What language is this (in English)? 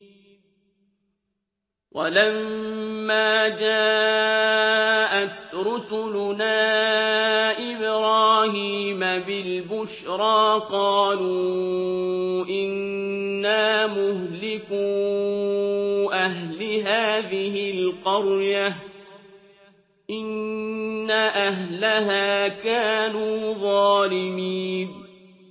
Arabic